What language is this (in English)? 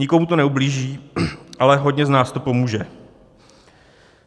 Czech